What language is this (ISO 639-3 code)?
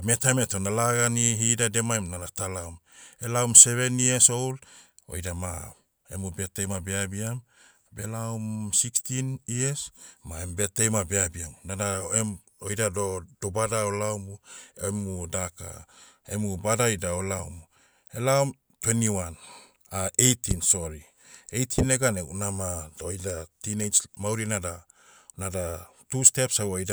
meu